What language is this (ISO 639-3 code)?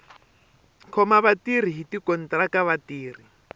tso